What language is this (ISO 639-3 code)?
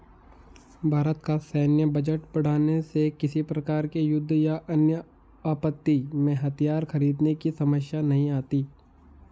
hin